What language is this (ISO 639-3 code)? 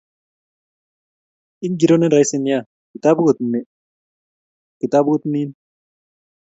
kln